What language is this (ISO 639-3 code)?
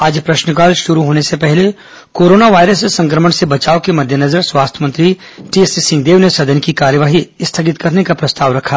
hin